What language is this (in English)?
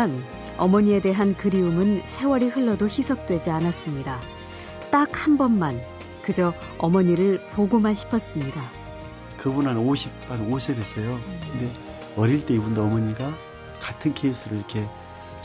Korean